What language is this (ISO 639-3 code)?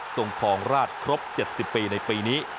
tha